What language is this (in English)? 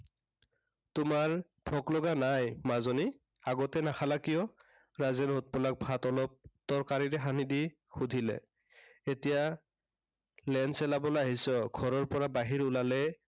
Assamese